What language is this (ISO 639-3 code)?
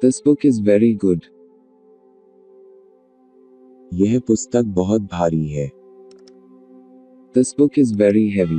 eng